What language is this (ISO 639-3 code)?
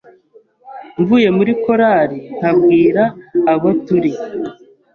kin